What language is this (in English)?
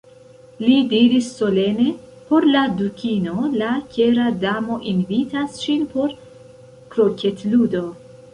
Esperanto